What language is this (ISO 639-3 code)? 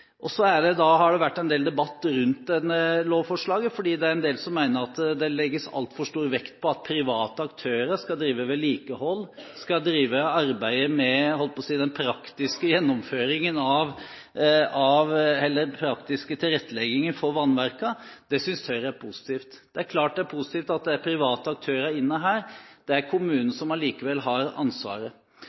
nob